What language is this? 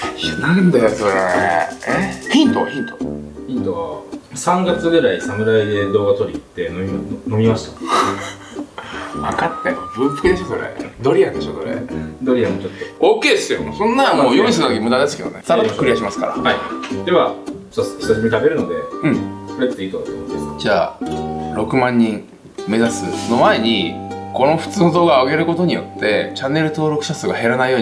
Japanese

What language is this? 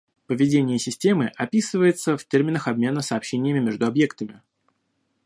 Russian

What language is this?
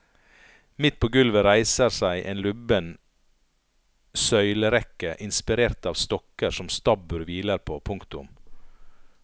Norwegian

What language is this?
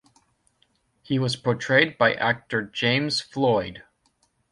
English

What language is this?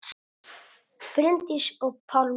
Icelandic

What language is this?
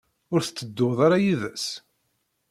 Kabyle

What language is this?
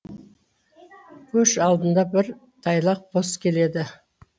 Kazakh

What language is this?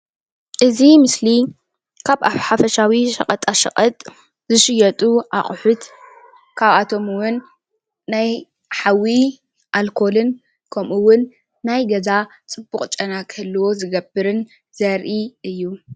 Tigrinya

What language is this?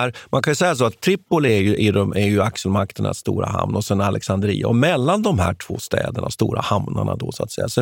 Swedish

